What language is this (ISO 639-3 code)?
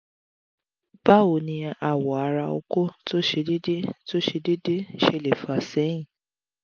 yor